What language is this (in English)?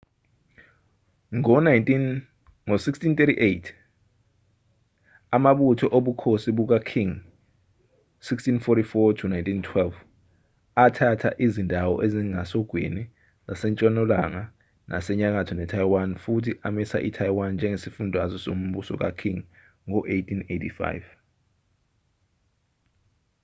Zulu